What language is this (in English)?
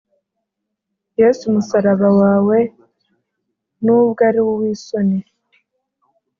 Kinyarwanda